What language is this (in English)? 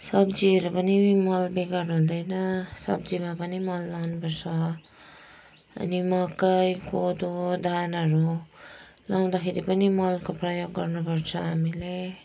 Nepali